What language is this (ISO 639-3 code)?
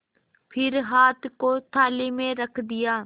hin